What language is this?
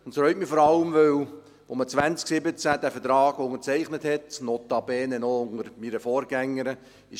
Swiss German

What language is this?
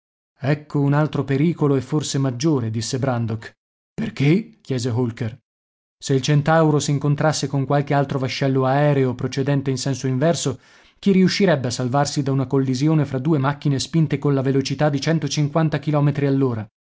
Italian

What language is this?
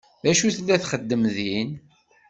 Kabyle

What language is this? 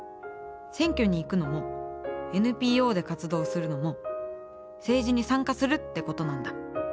Japanese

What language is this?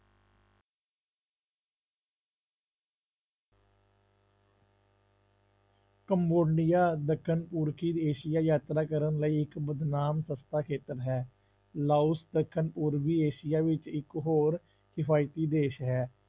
Punjabi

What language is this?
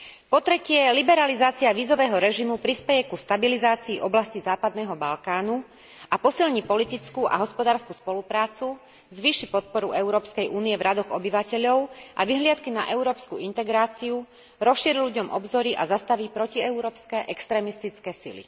Slovak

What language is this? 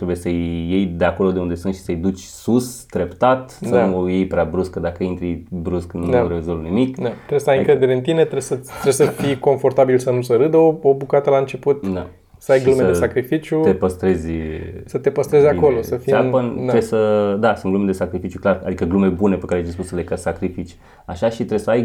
Romanian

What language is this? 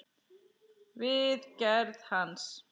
Icelandic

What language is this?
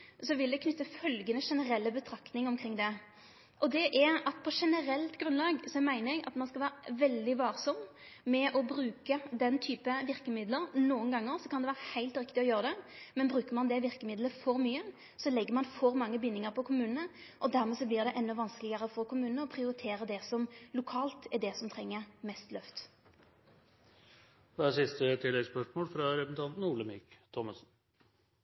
Norwegian Nynorsk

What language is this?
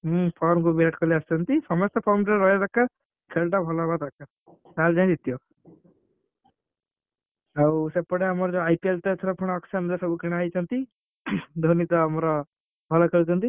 Odia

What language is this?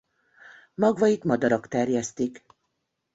Hungarian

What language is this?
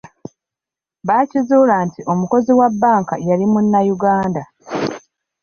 Ganda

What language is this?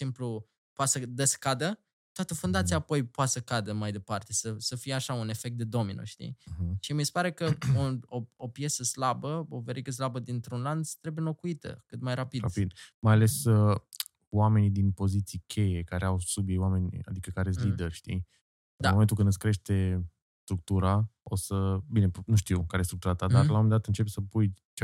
Romanian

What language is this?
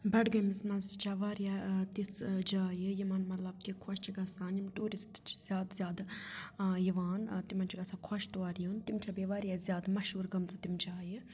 Kashmiri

